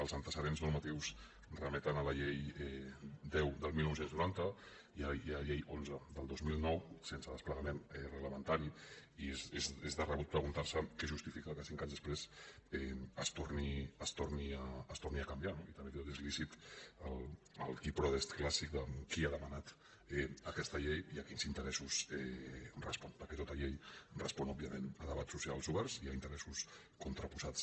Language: Catalan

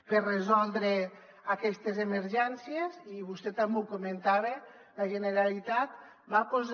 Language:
Catalan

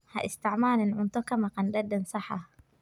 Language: Somali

